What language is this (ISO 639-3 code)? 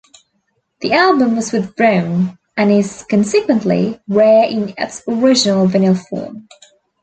eng